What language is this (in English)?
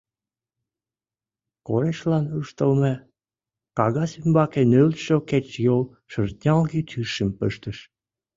Mari